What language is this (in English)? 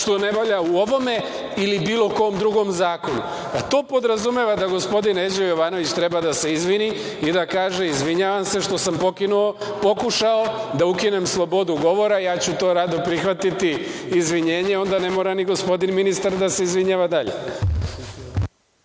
Serbian